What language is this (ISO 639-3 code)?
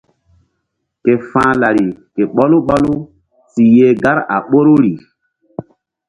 mdd